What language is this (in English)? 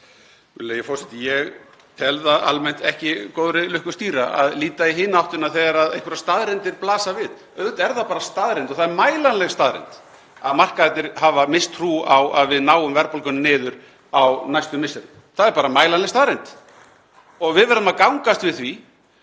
Icelandic